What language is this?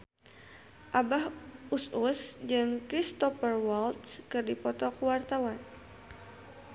Sundanese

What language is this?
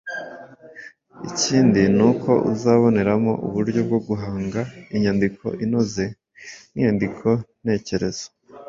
Kinyarwanda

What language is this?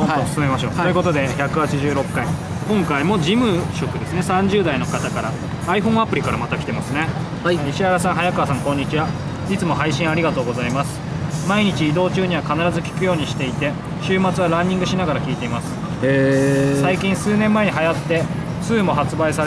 Japanese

